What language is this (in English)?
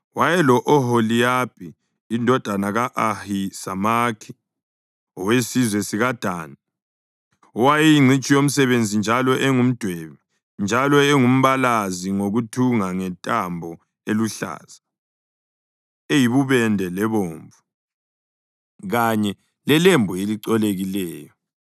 North Ndebele